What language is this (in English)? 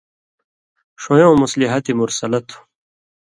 Indus Kohistani